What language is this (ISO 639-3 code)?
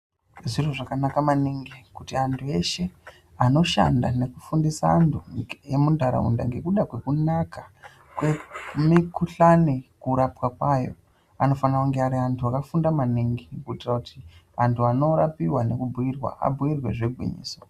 ndc